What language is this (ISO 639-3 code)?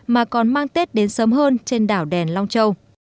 vie